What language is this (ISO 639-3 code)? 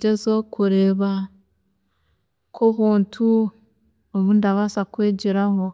cgg